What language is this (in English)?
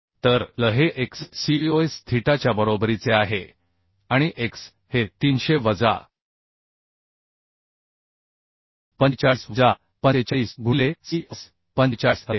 Marathi